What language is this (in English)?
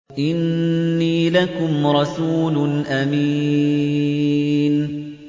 Arabic